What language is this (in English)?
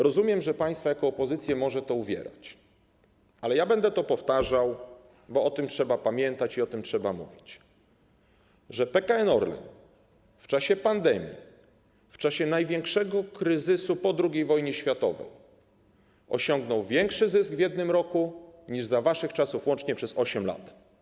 Polish